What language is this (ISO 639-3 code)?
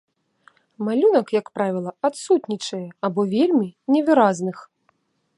bel